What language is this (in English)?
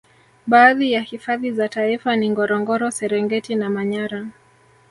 Swahili